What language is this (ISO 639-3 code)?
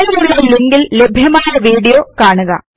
mal